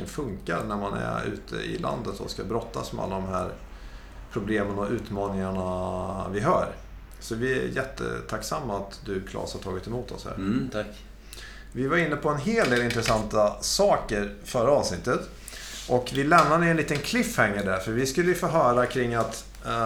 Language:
Swedish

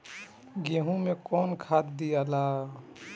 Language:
Bhojpuri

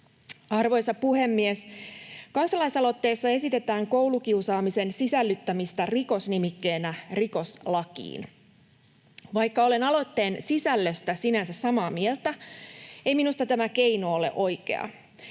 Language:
Finnish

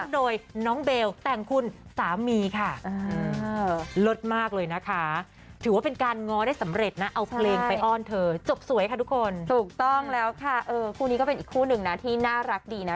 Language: Thai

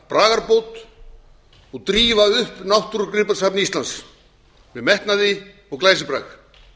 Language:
Icelandic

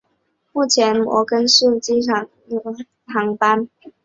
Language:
Chinese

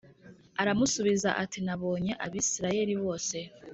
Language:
Kinyarwanda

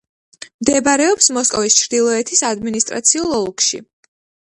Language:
Georgian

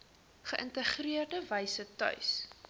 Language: Afrikaans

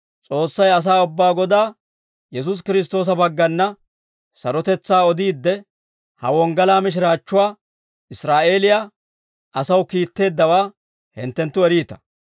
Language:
Dawro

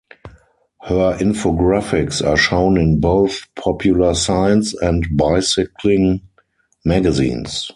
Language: English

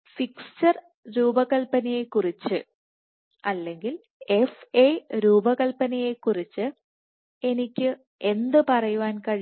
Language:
Malayalam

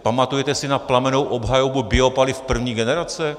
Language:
Czech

